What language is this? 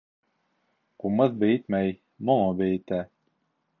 Bashkir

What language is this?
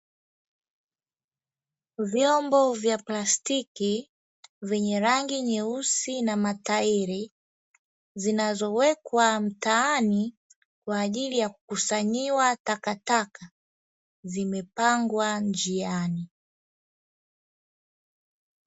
Swahili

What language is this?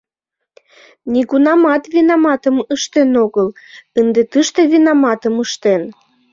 Mari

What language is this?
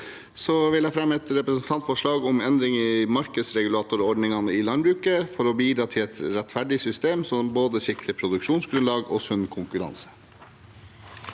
Norwegian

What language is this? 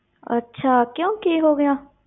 Punjabi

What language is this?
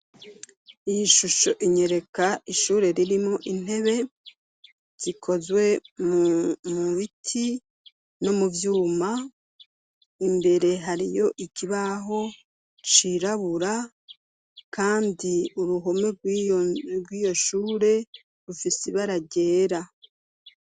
Rundi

